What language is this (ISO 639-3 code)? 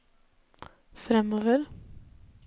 nor